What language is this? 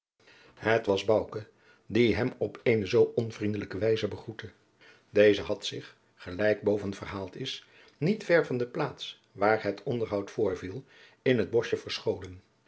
Dutch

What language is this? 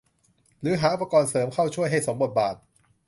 Thai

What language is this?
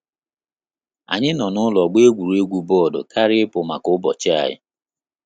Igbo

